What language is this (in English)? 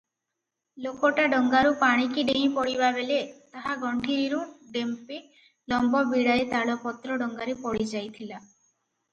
Odia